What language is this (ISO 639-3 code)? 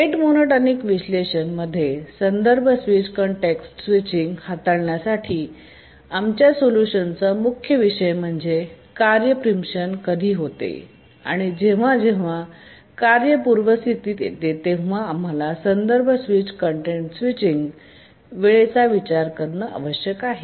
mar